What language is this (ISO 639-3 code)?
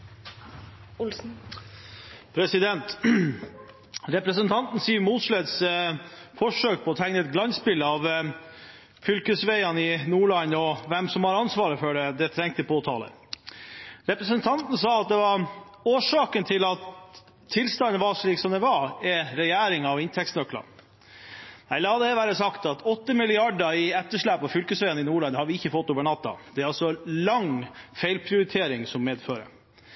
nob